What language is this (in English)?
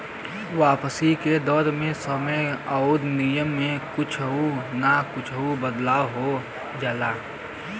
Bhojpuri